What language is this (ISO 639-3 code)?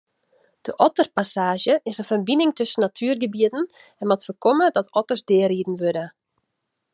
fry